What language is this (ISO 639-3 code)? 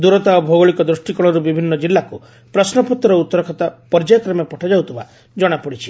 ori